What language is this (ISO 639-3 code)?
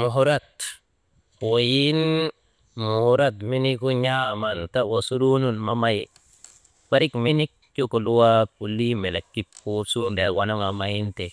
mde